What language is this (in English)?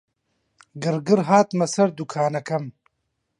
Central Kurdish